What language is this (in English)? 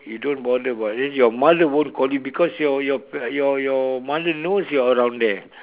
English